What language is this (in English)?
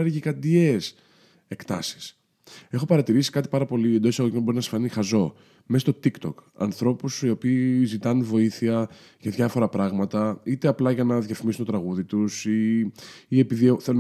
Greek